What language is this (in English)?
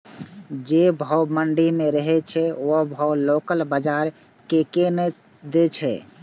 Maithili